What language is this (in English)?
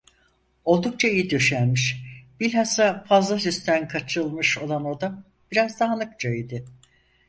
Turkish